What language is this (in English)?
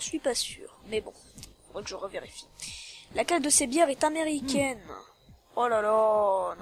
French